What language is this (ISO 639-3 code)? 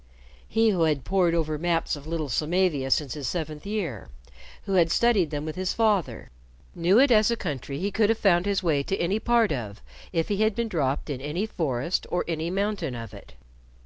eng